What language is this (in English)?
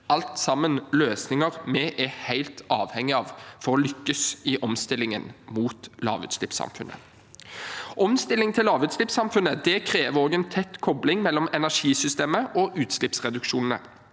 Norwegian